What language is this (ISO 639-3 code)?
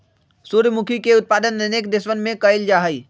mag